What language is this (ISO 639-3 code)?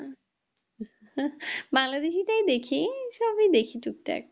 ben